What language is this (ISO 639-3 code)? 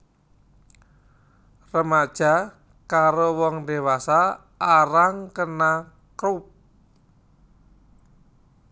jav